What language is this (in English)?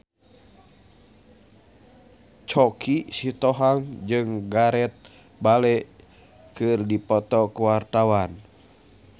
Sundanese